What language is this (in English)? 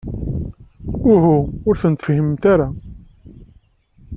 Kabyle